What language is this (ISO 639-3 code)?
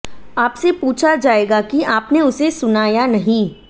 hin